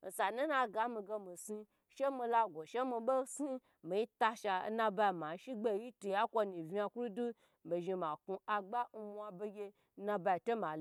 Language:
Gbagyi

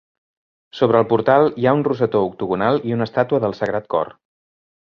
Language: Catalan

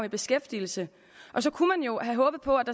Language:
Danish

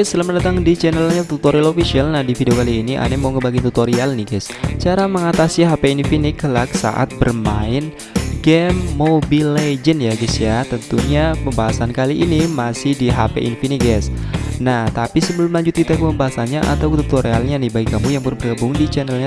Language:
Indonesian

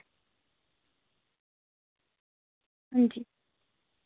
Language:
Dogri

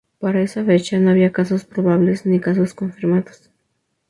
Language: Spanish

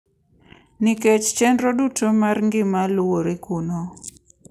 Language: Luo (Kenya and Tanzania)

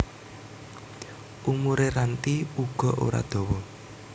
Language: Javanese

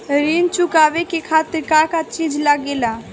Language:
Bhojpuri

